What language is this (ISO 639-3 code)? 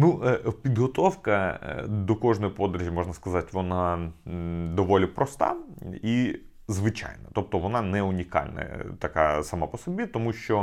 ukr